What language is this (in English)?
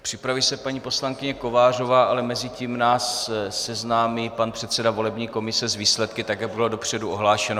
Czech